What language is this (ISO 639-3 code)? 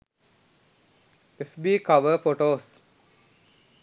sin